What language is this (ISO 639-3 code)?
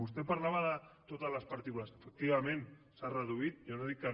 cat